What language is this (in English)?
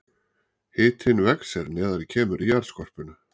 Icelandic